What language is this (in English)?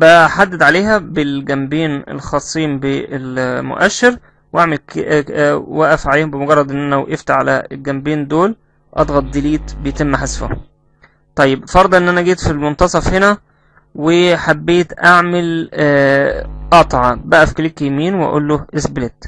Arabic